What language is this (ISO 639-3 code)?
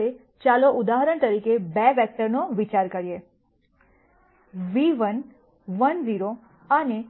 guj